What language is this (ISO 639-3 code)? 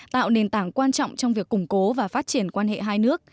vie